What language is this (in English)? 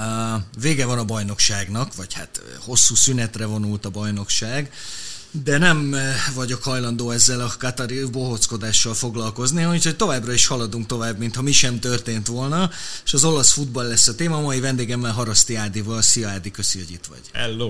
Hungarian